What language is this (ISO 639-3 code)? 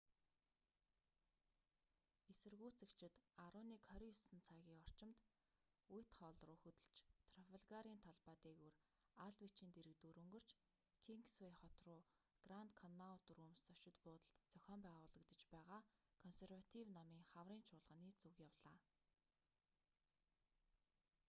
mon